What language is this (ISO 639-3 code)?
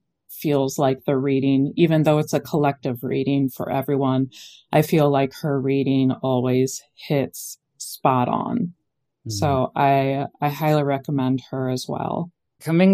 eng